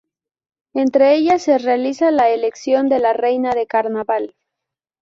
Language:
Spanish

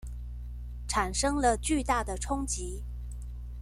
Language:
Chinese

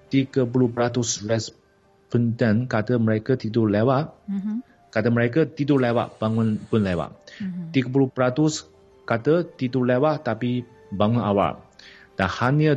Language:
Malay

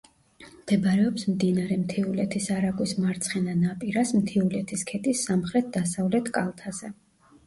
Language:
Georgian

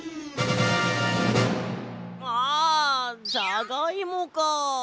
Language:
Japanese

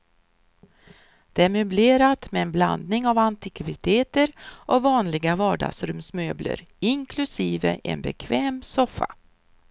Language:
Swedish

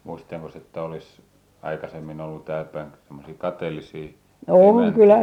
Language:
Finnish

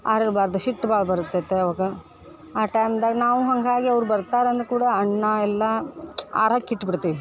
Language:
Kannada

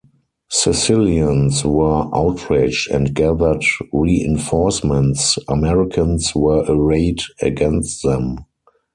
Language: English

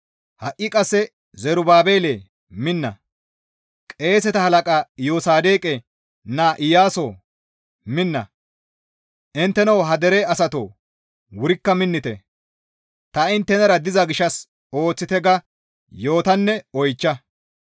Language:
Gamo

